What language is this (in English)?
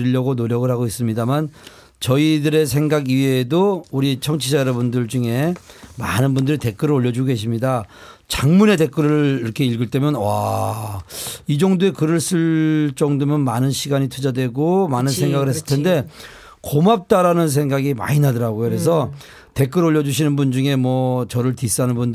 Korean